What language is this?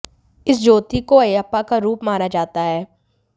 Hindi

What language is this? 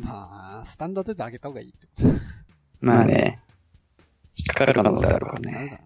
Japanese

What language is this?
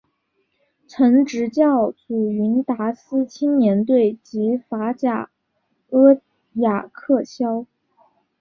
Chinese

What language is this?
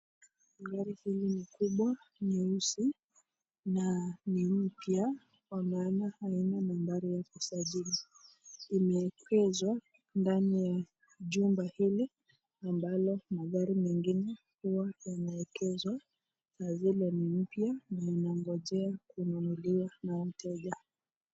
Swahili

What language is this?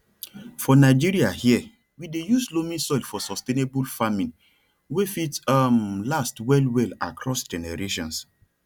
Nigerian Pidgin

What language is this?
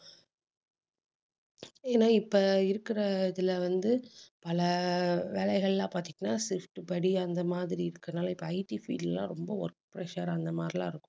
Tamil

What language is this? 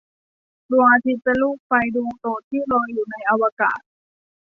Thai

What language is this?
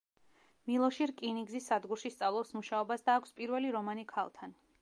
Georgian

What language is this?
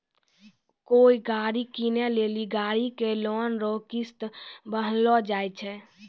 Maithili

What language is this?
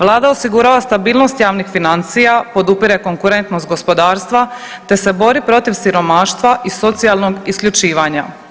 Croatian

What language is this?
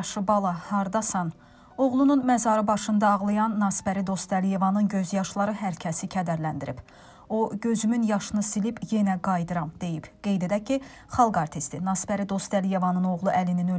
Turkish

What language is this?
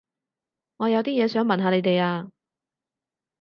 Cantonese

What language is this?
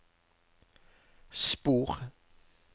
Norwegian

